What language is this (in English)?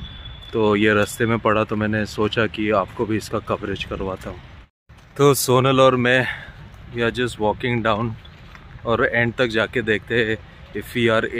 Hindi